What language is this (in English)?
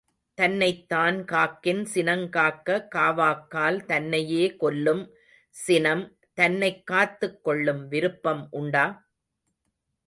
Tamil